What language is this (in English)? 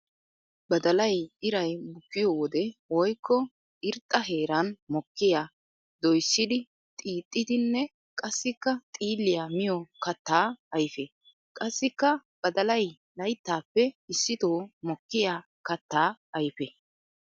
Wolaytta